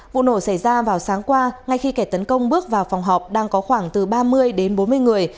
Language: Vietnamese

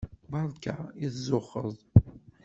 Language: Kabyle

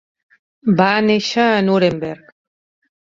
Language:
Catalan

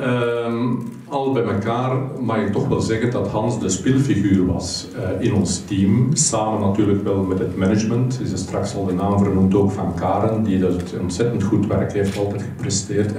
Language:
Dutch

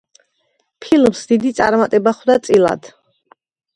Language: Georgian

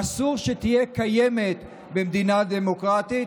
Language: Hebrew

